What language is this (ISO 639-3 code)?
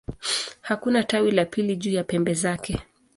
swa